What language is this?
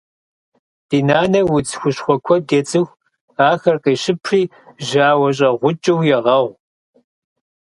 Kabardian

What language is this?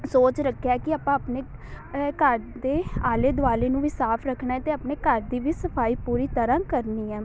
Punjabi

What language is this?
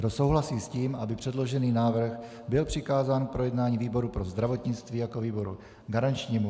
Czech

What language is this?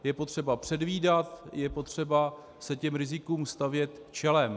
Czech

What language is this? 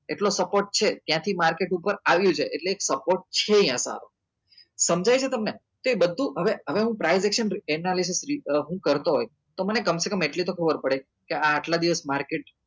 Gujarati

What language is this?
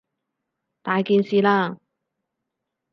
Cantonese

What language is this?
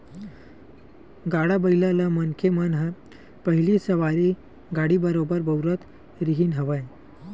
Chhattisgarhi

